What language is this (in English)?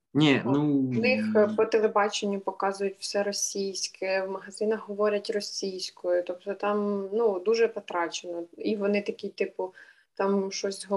Ukrainian